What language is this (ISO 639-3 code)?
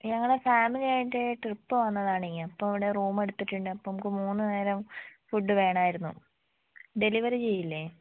mal